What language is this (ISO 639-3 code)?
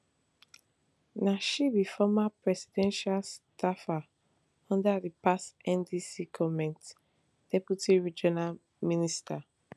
pcm